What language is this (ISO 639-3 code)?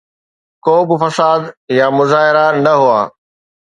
snd